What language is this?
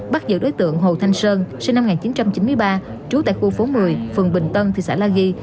Vietnamese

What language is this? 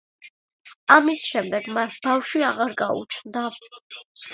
Georgian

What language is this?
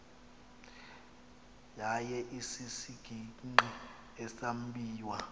Xhosa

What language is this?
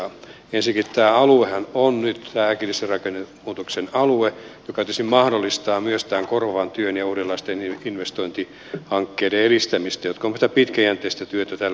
Finnish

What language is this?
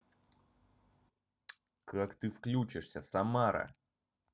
Russian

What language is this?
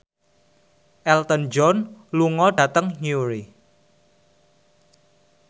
Javanese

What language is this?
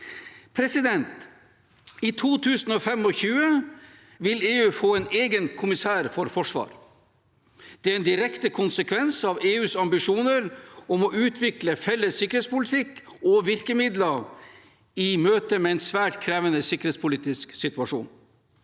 Norwegian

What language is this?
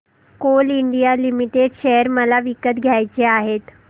Marathi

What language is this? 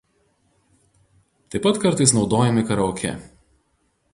Lithuanian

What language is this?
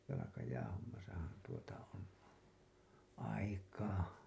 Finnish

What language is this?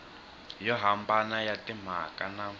Tsonga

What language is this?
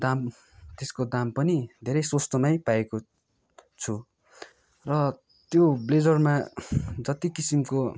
Nepali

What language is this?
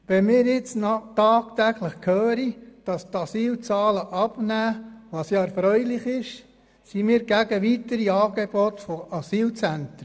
Swiss German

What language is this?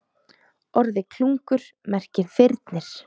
Icelandic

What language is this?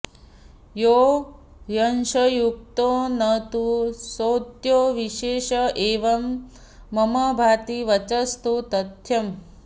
Sanskrit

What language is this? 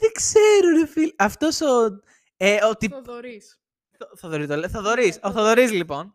Greek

